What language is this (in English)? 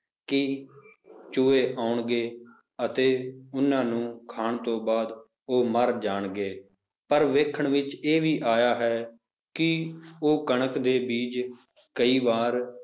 Punjabi